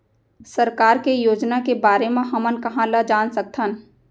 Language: Chhattisgarhi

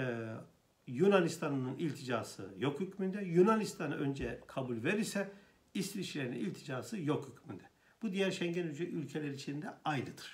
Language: Turkish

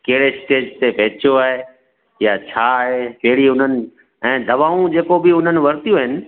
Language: Sindhi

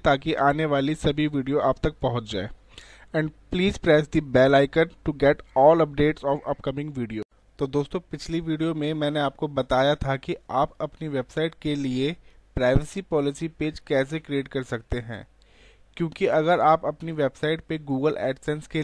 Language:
Hindi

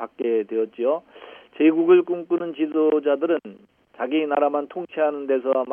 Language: Korean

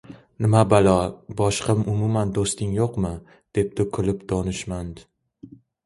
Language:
Uzbek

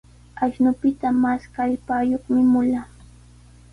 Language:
Sihuas Ancash Quechua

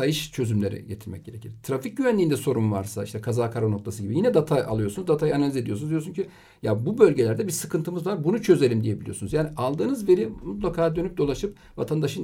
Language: Turkish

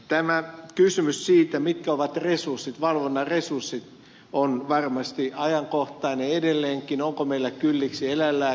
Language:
Finnish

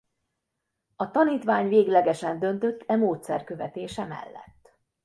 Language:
Hungarian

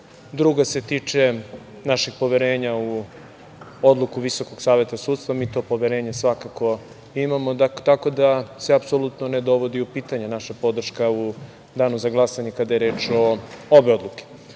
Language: Serbian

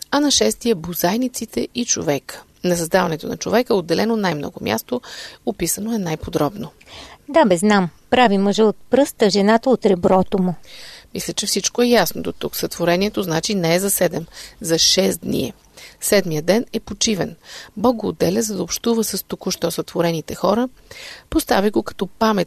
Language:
Bulgarian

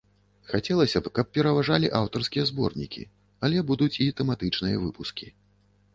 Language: Belarusian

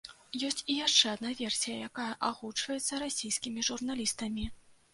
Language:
Belarusian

